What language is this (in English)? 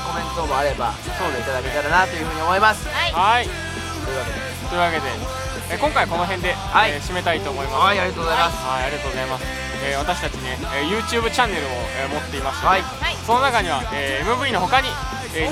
Japanese